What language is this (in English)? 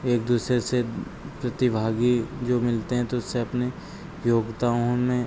Hindi